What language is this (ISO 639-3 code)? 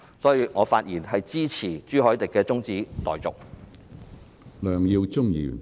yue